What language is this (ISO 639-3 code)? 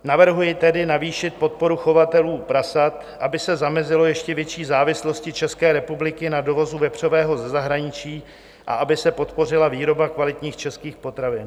ces